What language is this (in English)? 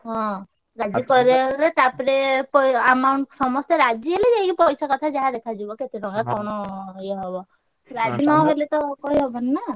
Odia